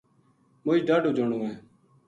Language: Gujari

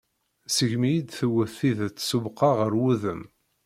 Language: Kabyle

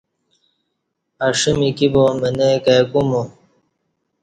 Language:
Kati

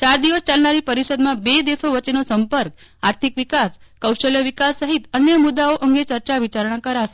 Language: Gujarati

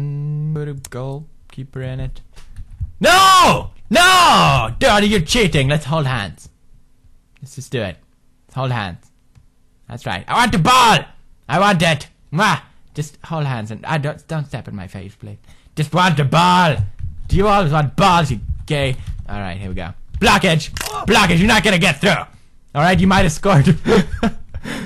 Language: English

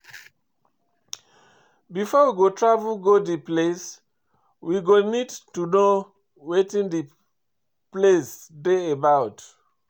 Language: Nigerian Pidgin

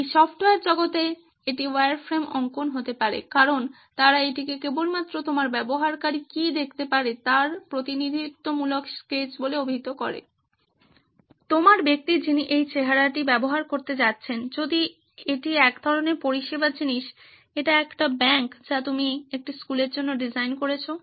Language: Bangla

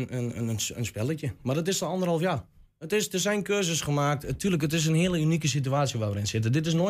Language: Dutch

